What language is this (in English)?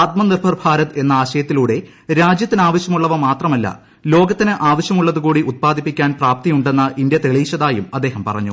Malayalam